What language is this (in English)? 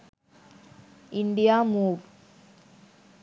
Sinhala